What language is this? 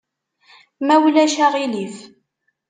Kabyle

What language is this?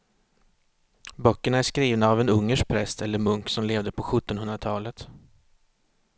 Swedish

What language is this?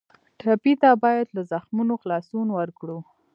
Pashto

